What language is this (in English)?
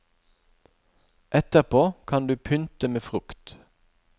Norwegian